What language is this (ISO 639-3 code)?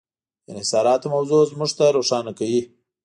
pus